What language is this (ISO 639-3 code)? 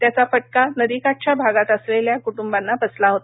mar